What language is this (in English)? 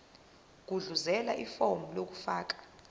Zulu